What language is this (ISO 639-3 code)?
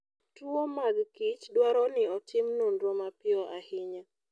luo